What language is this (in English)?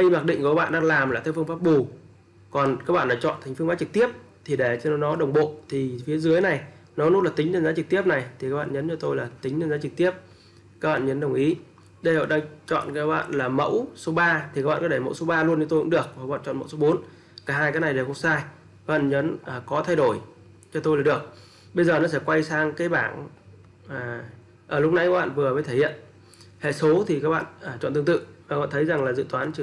Vietnamese